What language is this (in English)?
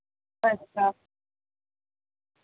Dogri